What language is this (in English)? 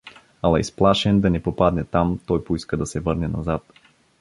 Bulgarian